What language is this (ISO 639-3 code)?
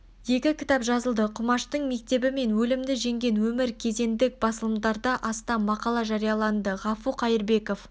kaz